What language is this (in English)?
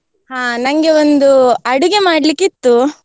Kannada